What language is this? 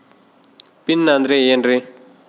Kannada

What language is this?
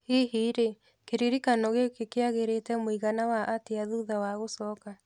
Kikuyu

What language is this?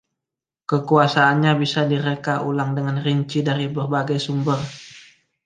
Indonesian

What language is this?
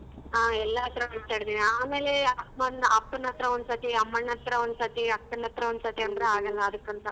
Kannada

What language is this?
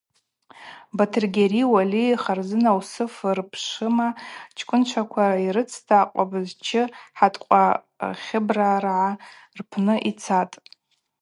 Abaza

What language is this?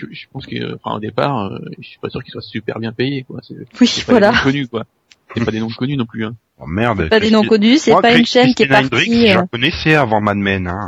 French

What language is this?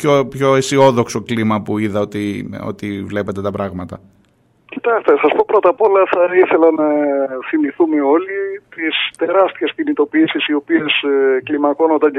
Greek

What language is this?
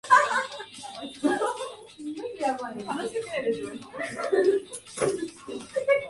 Japanese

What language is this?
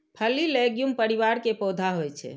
Maithili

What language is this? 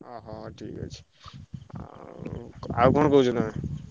Odia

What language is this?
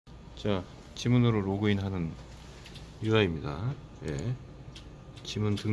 Korean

